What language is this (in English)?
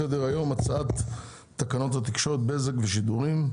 Hebrew